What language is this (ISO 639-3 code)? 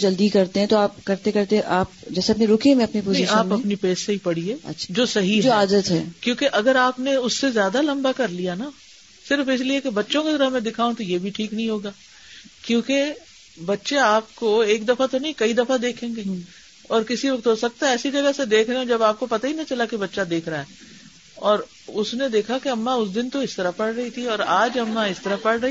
urd